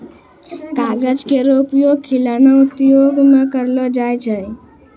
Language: Maithili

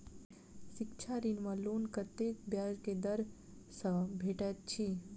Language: Maithili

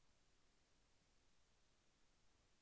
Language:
Telugu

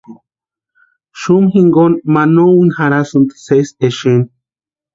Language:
Western Highland Purepecha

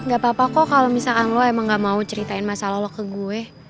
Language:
Indonesian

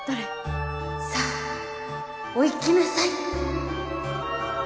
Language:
Japanese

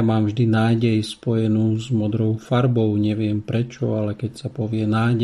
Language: Slovak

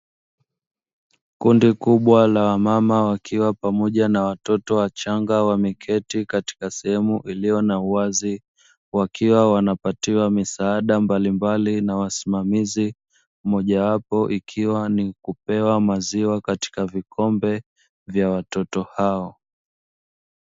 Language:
Swahili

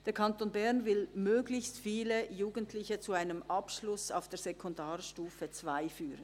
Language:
Swiss German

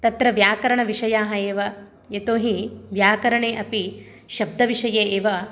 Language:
Sanskrit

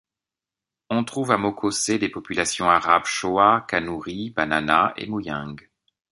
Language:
French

